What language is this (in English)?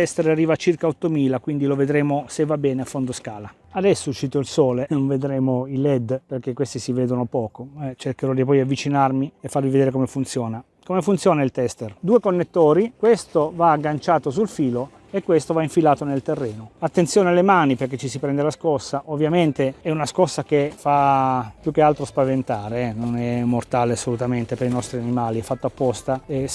Italian